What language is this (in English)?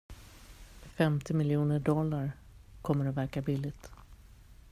Swedish